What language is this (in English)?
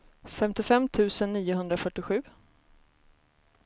Swedish